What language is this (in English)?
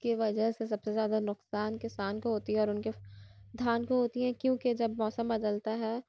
Urdu